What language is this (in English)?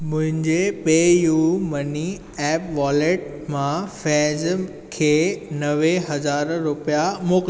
Sindhi